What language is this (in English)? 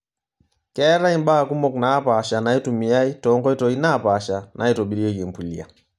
Masai